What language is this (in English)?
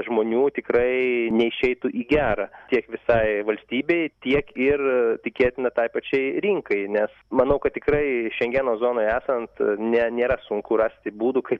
Lithuanian